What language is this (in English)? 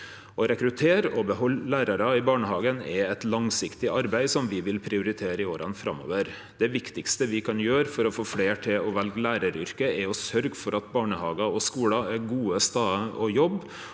Norwegian